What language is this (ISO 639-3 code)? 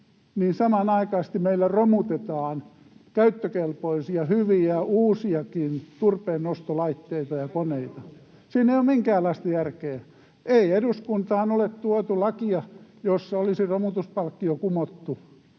fin